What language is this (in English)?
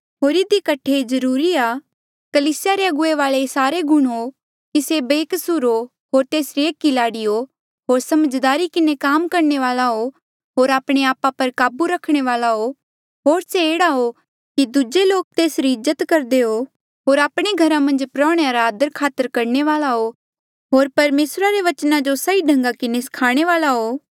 Mandeali